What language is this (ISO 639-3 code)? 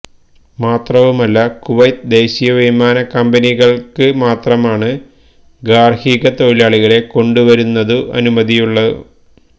mal